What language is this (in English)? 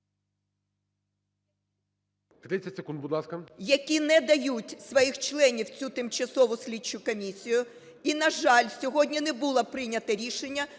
Ukrainian